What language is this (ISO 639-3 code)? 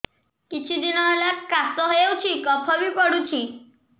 ori